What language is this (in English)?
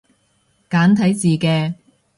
Cantonese